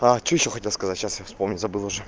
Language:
Russian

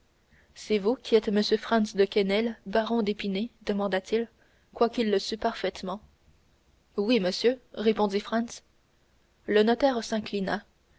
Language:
French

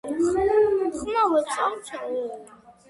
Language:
Georgian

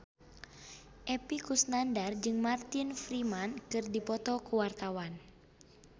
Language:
Sundanese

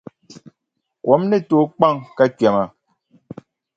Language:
Dagbani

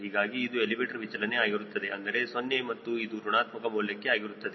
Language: Kannada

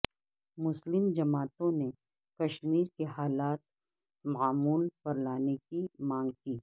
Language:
Urdu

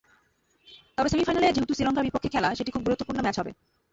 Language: Bangla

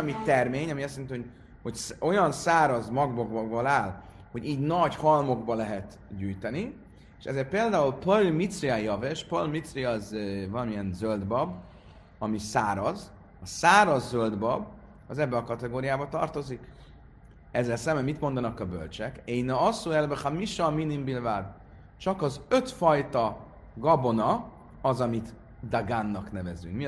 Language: Hungarian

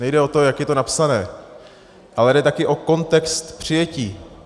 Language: Czech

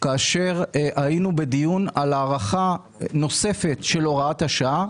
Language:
Hebrew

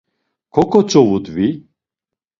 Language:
Laz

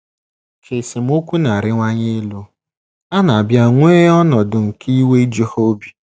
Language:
Igbo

